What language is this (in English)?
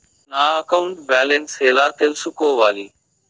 Telugu